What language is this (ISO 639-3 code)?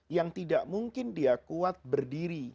ind